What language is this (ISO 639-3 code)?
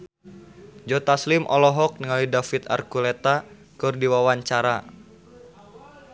sun